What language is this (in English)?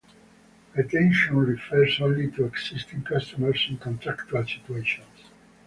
English